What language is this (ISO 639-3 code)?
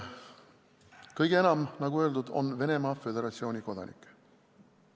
est